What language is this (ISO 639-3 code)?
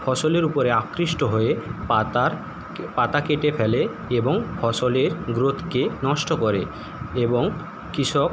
ben